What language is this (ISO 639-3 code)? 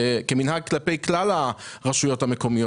heb